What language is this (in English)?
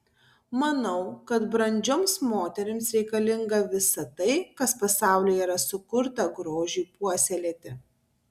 Lithuanian